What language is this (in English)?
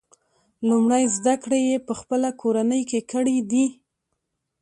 Pashto